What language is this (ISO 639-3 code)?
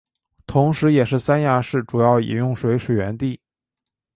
zho